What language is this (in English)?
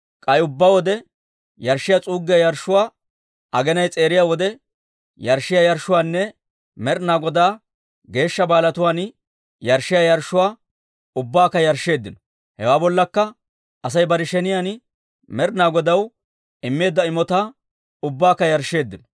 Dawro